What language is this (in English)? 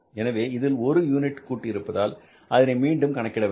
Tamil